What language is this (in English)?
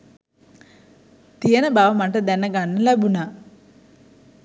Sinhala